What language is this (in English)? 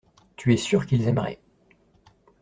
French